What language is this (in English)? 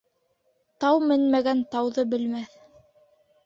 Bashkir